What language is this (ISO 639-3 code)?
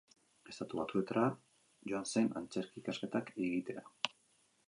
eus